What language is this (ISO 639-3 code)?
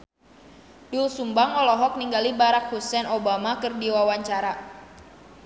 sun